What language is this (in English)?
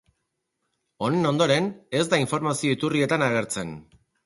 Basque